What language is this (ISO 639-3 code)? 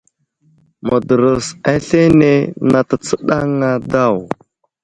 udl